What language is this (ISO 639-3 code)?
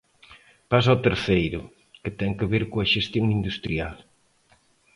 glg